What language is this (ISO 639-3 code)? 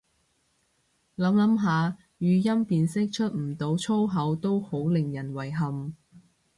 yue